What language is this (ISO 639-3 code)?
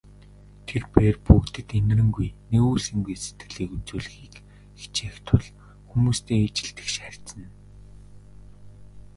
mon